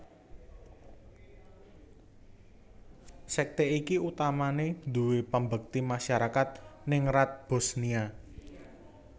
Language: Javanese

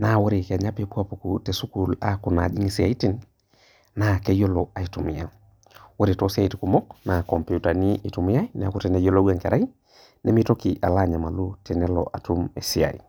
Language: Masai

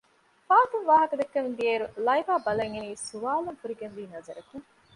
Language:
Divehi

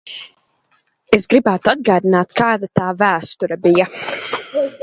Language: Latvian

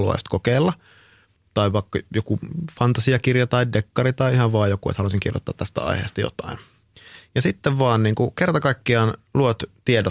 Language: Finnish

